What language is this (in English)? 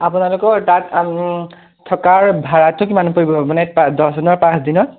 Assamese